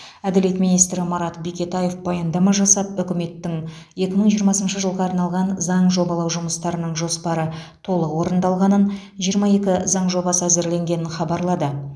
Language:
Kazakh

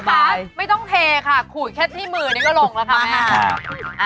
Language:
Thai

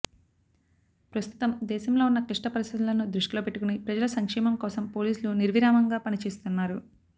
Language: Telugu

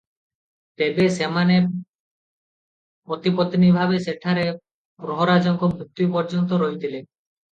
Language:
Odia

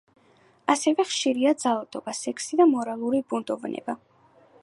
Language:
Georgian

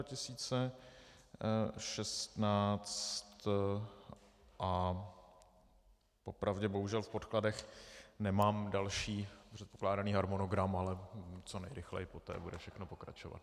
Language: Czech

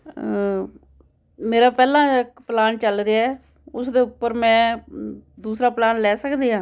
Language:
Punjabi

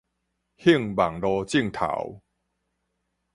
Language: Min Nan Chinese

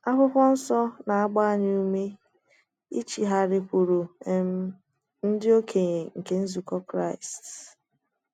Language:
Igbo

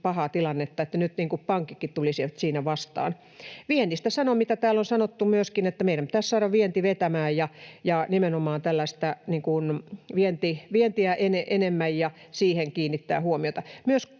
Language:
Finnish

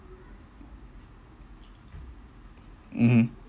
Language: English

